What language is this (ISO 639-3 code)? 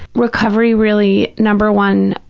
eng